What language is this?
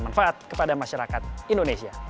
Indonesian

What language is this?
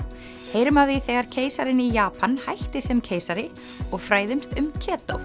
Icelandic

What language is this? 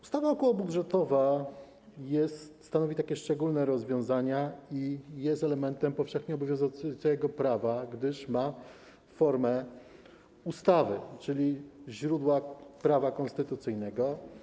Polish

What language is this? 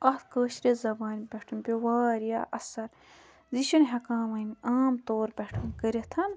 Kashmiri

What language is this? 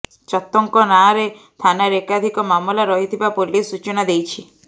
Odia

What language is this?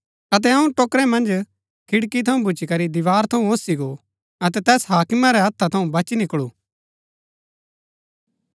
Gaddi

